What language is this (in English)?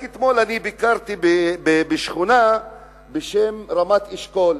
Hebrew